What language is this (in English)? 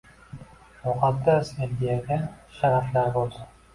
Uzbek